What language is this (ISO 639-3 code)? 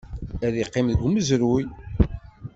kab